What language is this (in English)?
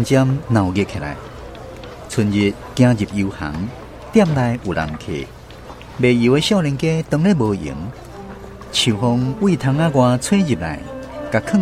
Chinese